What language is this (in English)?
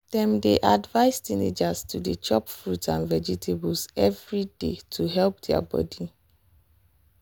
Nigerian Pidgin